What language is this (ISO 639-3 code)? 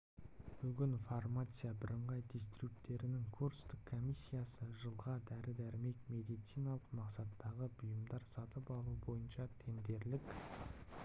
kaz